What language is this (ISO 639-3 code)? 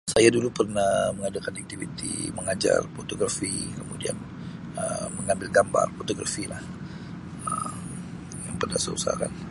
msi